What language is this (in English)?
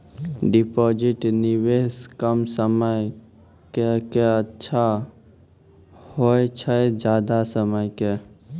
Maithili